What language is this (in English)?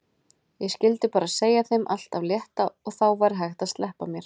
Icelandic